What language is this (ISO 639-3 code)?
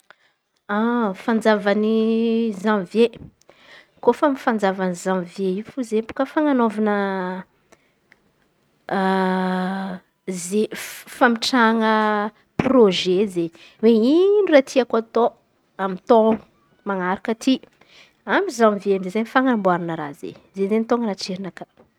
xmv